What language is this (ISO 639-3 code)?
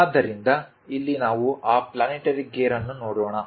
kan